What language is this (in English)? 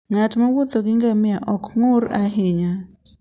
Luo (Kenya and Tanzania)